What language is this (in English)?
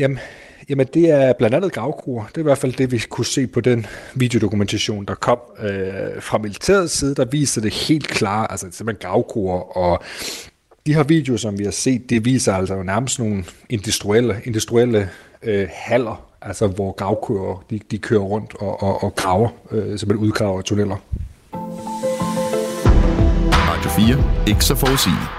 Danish